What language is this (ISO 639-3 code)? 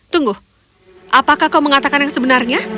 ind